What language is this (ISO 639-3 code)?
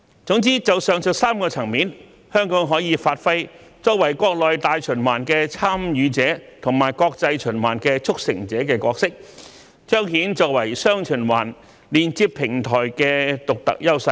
yue